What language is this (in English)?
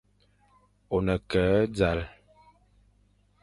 Fang